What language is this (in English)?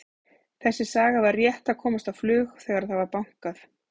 Icelandic